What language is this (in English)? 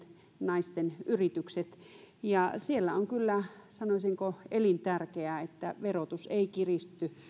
Finnish